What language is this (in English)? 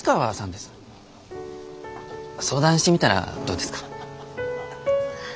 Japanese